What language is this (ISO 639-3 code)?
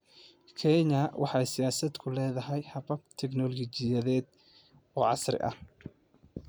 som